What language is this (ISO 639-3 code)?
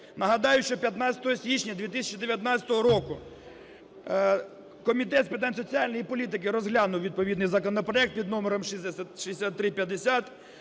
ukr